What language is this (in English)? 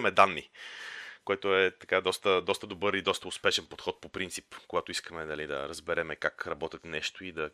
Bulgarian